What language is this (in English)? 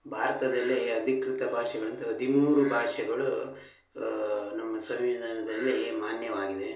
Kannada